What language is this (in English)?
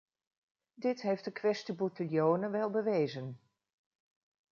Dutch